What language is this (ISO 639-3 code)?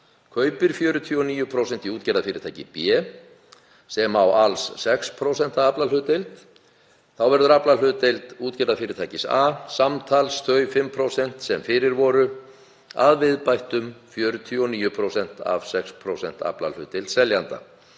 isl